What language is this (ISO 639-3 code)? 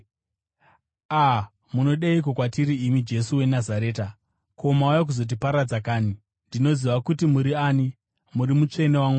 sna